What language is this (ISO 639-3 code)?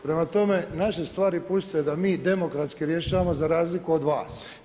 hrv